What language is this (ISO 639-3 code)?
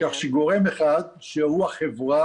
heb